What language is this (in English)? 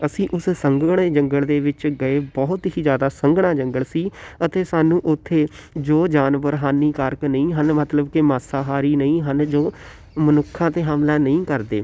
Punjabi